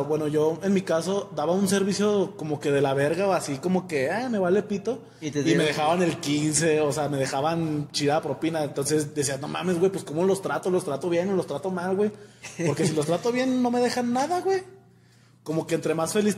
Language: Spanish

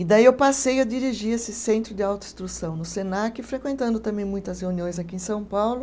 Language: Portuguese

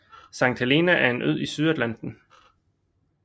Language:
Danish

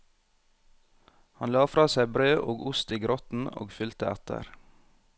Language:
Norwegian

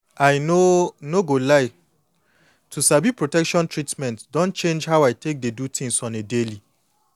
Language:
Nigerian Pidgin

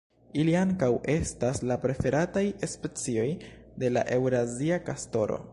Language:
Esperanto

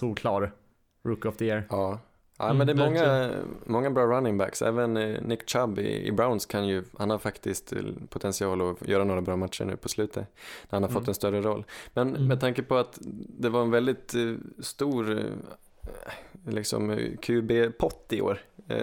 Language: Swedish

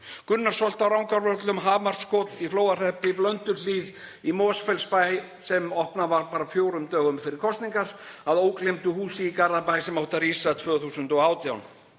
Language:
Icelandic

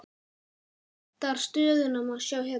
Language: Icelandic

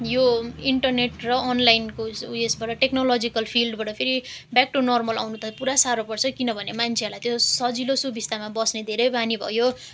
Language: Nepali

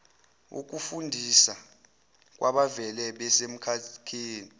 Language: Zulu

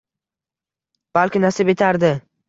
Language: Uzbek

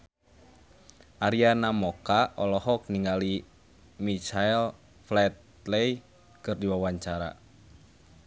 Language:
Sundanese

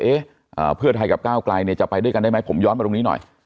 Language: Thai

